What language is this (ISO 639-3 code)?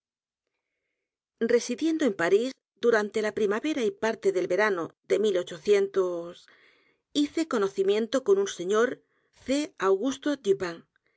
spa